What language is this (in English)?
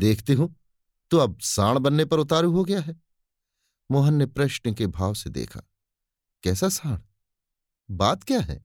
Hindi